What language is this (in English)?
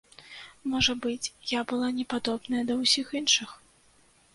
Belarusian